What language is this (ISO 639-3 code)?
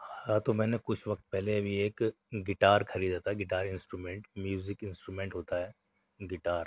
urd